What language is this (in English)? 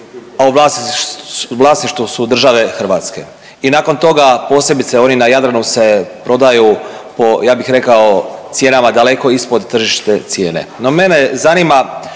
Croatian